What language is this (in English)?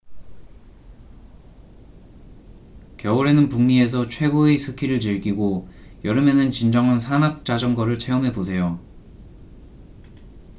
Korean